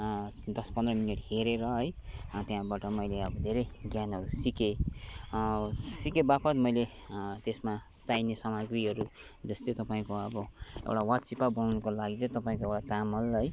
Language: Nepali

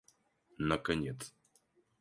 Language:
Russian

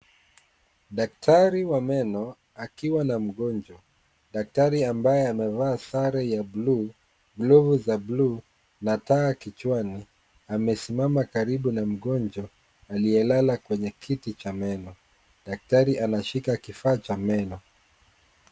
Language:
Swahili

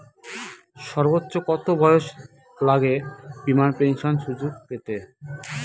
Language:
Bangla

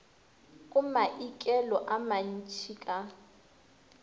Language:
Northern Sotho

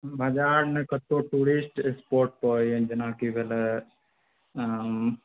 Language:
Maithili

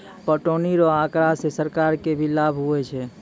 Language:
Maithili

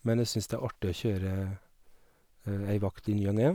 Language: Norwegian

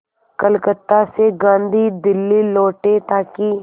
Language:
Hindi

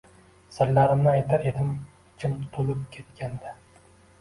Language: Uzbek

